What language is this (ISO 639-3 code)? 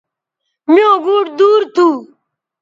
btv